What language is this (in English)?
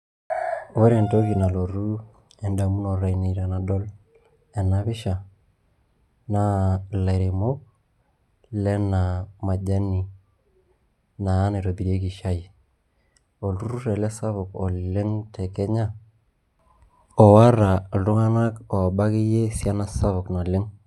Masai